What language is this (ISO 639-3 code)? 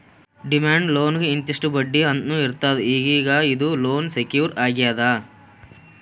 kan